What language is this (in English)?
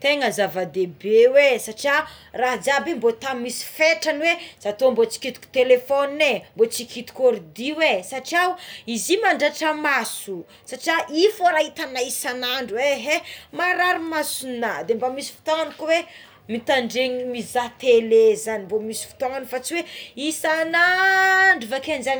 Tsimihety Malagasy